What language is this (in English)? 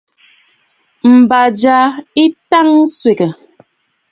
Bafut